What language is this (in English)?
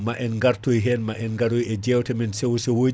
Fula